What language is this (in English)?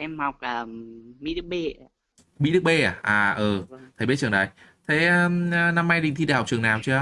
Vietnamese